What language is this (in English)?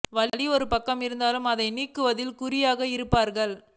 Tamil